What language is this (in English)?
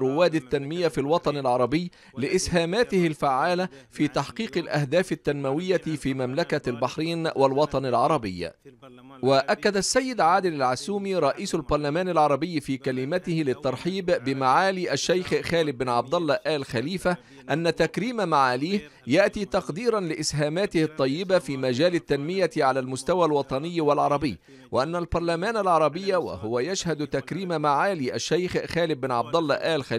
Arabic